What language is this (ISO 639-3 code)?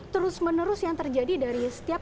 ind